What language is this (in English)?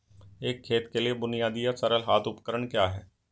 Hindi